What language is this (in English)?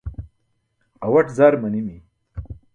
Burushaski